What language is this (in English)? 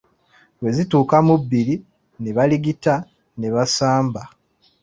Ganda